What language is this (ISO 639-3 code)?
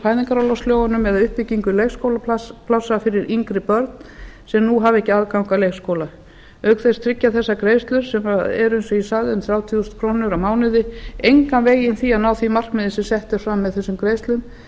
isl